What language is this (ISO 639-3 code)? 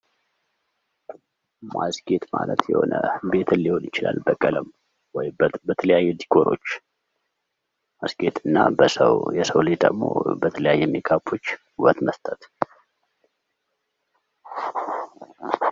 amh